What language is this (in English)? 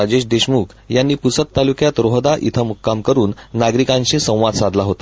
Marathi